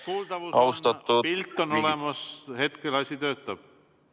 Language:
Estonian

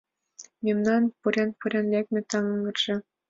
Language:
Mari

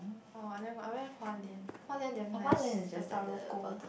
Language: English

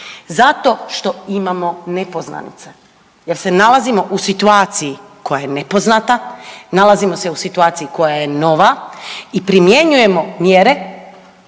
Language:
Croatian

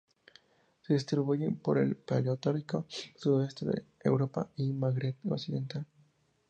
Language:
Spanish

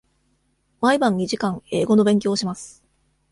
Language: Japanese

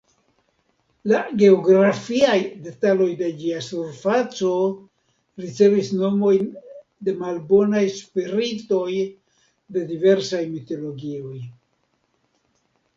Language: Esperanto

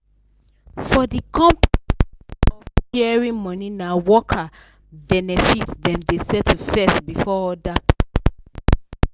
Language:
Nigerian Pidgin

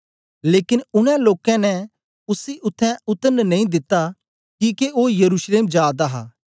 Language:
Dogri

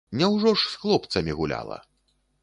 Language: Belarusian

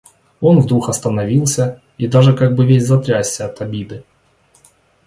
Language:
Russian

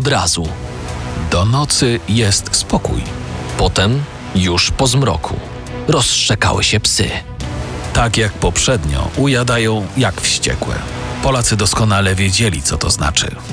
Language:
Polish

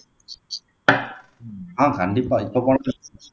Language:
Tamil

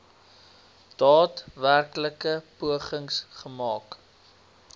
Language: Afrikaans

